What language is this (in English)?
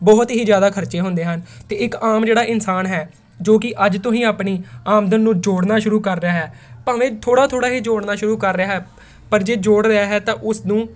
Punjabi